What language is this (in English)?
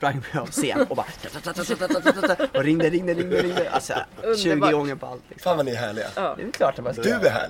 Swedish